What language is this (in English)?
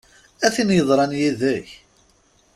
Kabyle